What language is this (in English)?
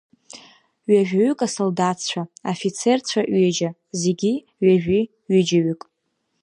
Abkhazian